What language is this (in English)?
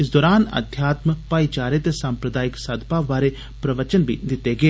Dogri